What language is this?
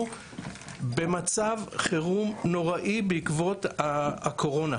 Hebrew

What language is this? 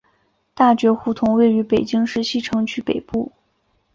Chinese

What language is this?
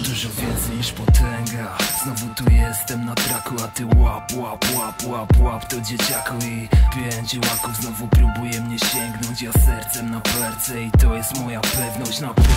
Polish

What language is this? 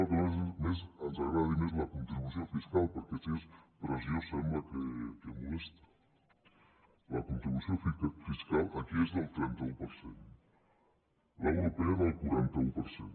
Catalan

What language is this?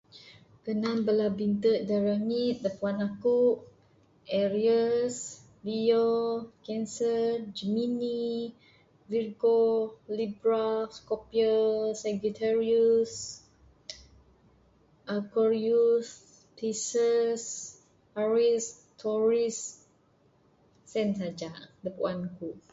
Bukar-Sadung Bidayuh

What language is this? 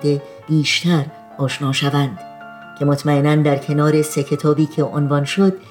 Persian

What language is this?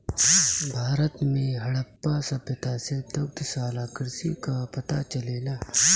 Bhojpuri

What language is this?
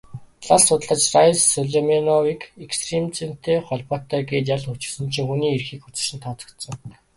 Mongolian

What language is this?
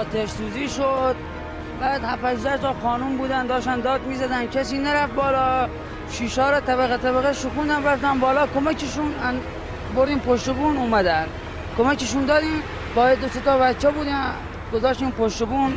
Persian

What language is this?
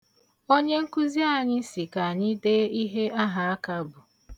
Igbo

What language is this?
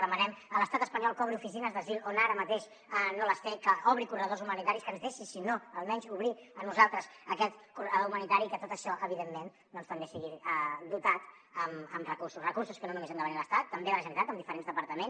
Catalan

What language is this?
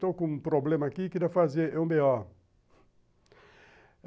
Portuguese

